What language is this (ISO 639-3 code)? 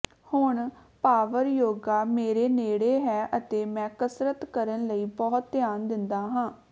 pan